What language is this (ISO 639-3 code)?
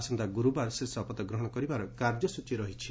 ori